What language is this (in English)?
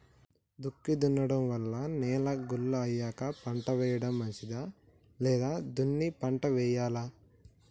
Telugu